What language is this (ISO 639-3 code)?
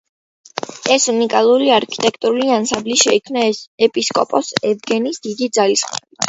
kat